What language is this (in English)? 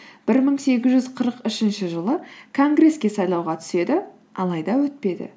Kazakh